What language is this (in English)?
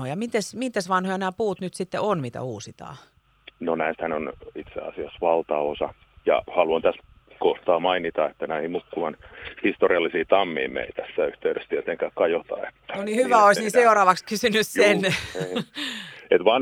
Finnish